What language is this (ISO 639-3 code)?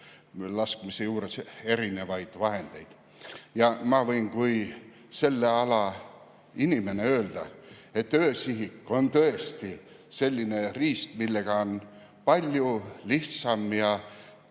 est